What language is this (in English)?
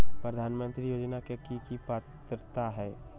Magahi